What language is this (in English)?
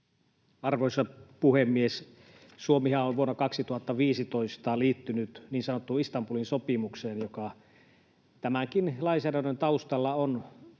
Finnish